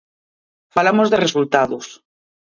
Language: Galician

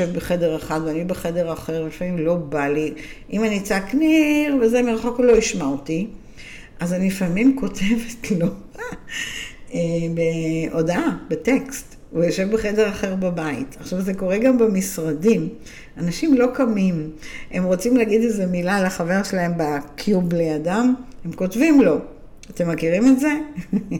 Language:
Hebrew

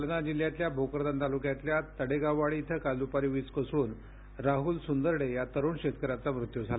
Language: Marathi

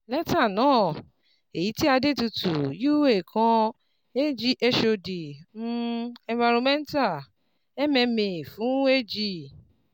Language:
Yoruba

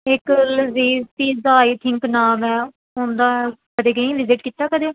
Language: Punjabi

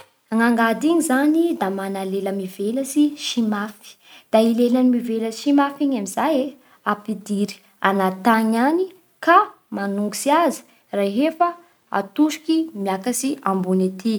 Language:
Bara Malagasy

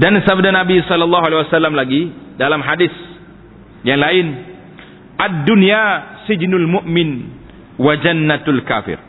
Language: Malay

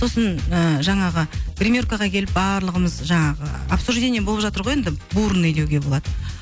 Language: Kazakh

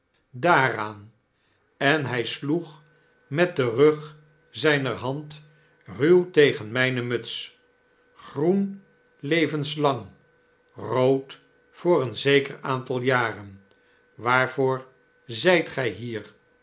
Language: Dutch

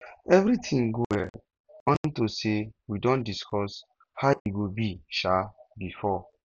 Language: Nigerian Pidgin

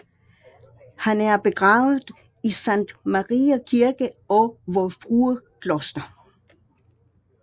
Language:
Danish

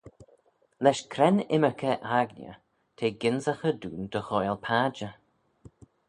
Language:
Manx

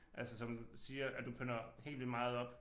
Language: Danish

